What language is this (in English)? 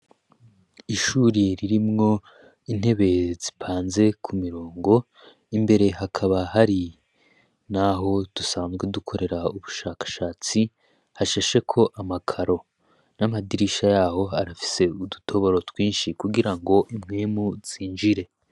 Rundi